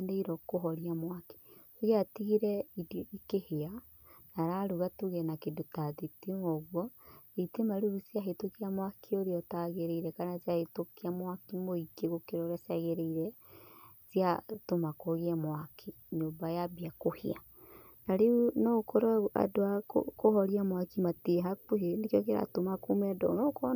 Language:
Kikuyu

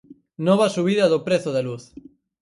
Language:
Galician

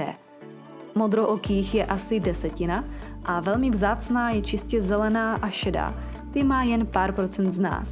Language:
Czech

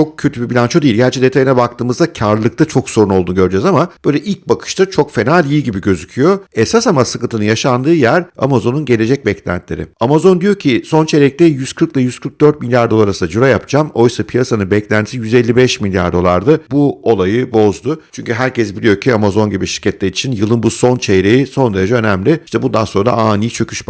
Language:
Turkish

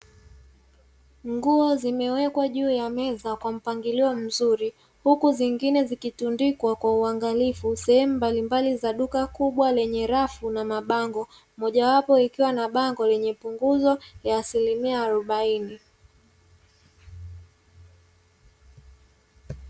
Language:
Swahili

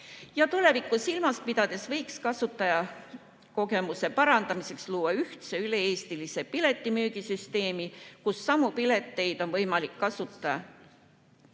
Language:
Estonian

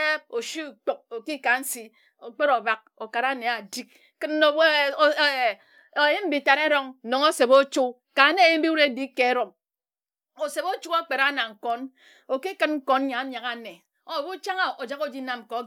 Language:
Ejagham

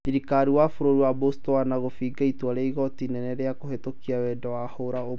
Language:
Kikuyu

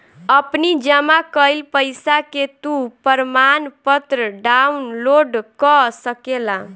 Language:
Bhojpuri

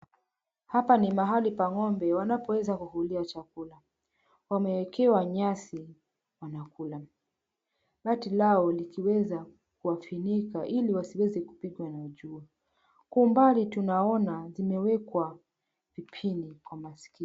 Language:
Swahili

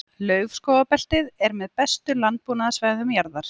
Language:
Icelandic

